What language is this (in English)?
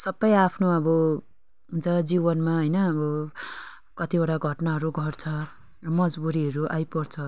Nepali